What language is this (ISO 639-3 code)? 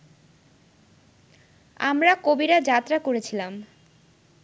ben